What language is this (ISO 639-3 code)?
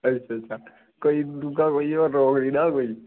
doi